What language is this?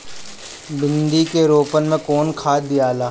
Bhojpuri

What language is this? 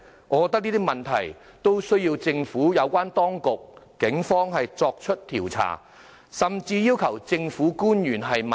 Cantonese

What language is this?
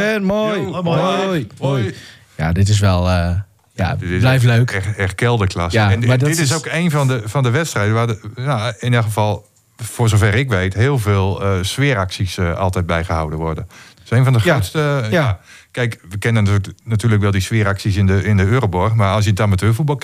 Dutch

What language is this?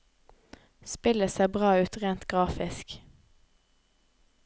Norwegian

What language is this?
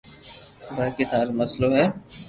Loarki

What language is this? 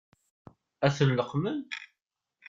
Kabyle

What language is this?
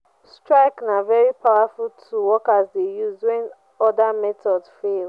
Nigerian Pidgin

